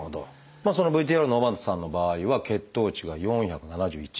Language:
Japanese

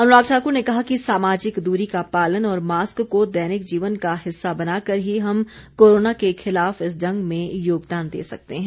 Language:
Hindi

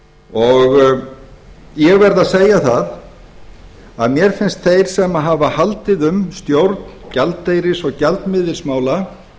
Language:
Icelandic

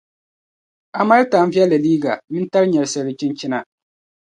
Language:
Dagbani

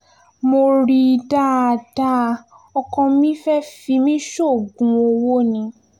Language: Yoruba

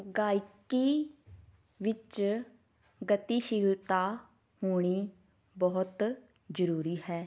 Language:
Punjabi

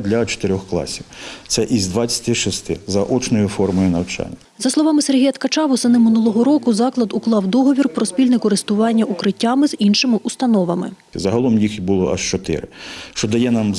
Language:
Ukrainian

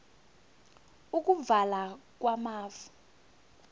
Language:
South Ndebele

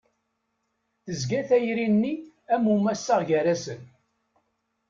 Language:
Kabyle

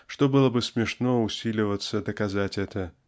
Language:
Russian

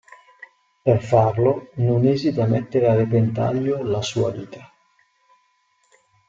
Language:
Italian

